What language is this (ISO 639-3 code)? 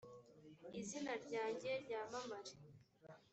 kin